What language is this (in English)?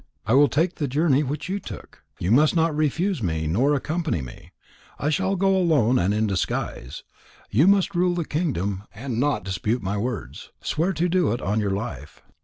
English